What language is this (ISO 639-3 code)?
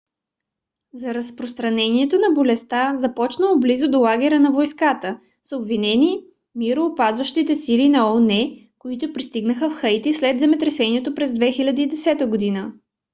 bul